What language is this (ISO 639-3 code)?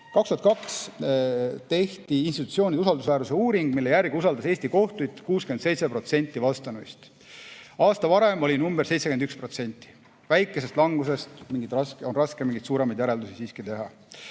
est